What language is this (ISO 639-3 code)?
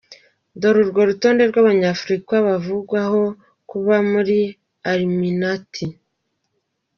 kin